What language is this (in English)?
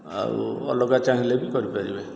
Odia